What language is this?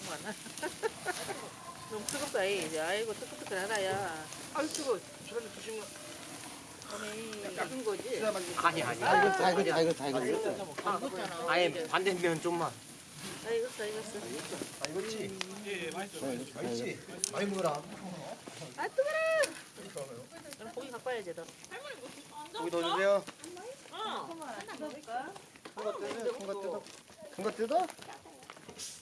Korean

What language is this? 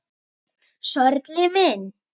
Icelandic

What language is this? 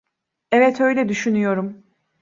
Turkish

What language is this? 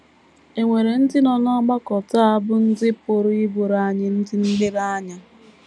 Igbo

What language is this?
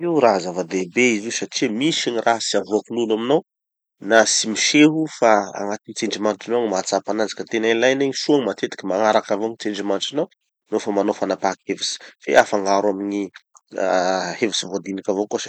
Tanosy Malagasy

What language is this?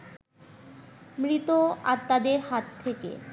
Bangla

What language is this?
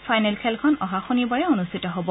Assamese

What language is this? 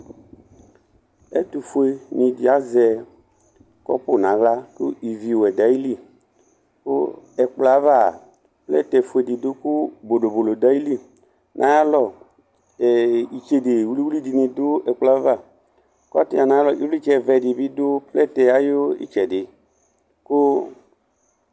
Ikposo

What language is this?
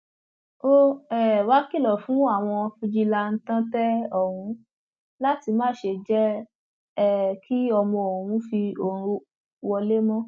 Yoruba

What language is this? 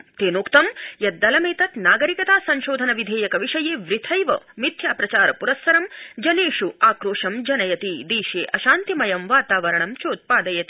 Sanskrit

